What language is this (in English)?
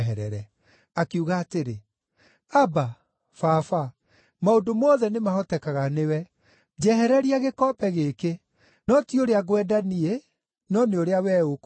Kikuyu